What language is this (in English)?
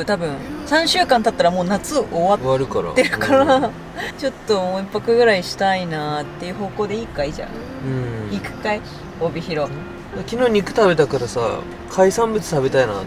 Japanese